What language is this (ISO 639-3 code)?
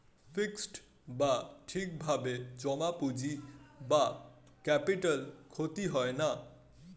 ben